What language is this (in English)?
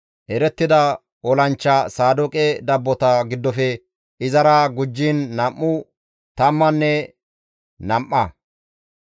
Gamo